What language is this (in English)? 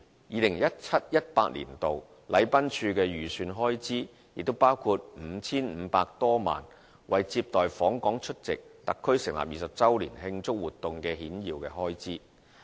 Cantonese